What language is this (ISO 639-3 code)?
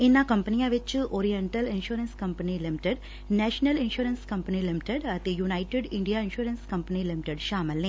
pan